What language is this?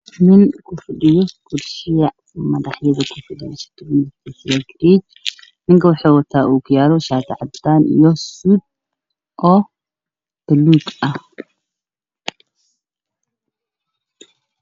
Somali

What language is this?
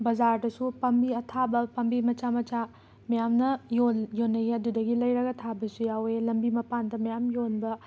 Manipuri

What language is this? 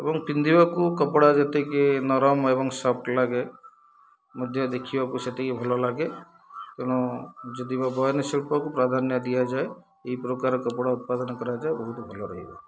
Odia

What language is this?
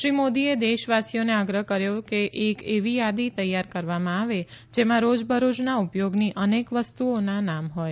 Gujarati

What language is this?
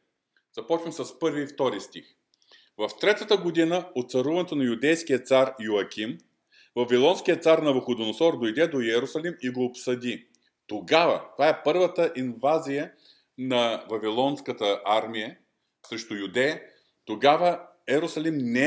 Bulgarian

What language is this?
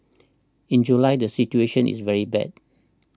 English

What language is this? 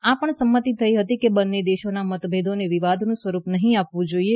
Gujarati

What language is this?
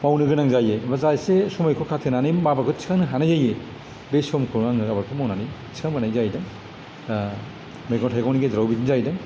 Bodo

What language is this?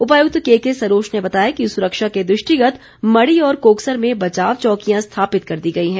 Hindi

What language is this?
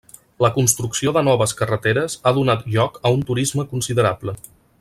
Catalan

